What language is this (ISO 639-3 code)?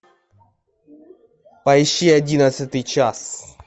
rus